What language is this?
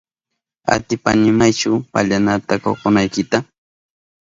Southern Pastaza Quechua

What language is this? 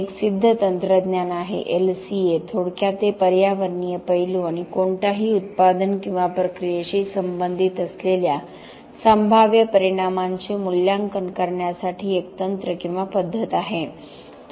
Marathi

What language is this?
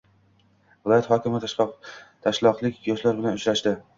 Uzbek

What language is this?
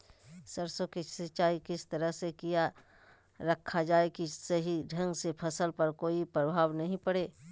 Magahi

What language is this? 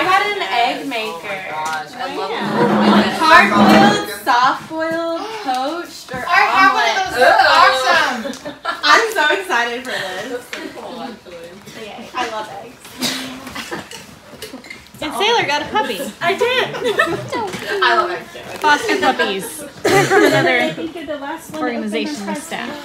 English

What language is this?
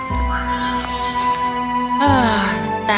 Indonesian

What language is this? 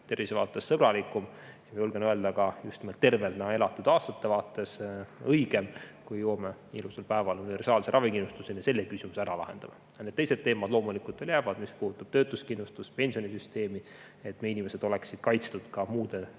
Estonian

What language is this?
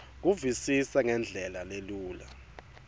Swati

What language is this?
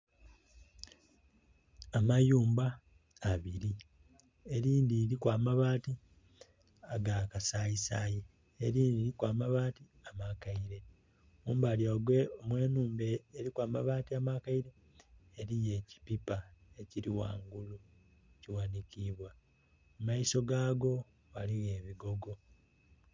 Soga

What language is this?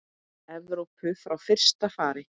Icelandic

